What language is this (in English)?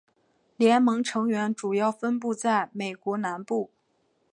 Chinese